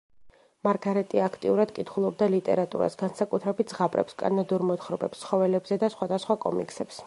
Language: Georgian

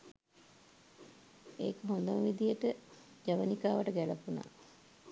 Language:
Sinhala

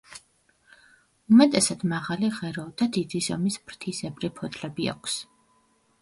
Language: Georgian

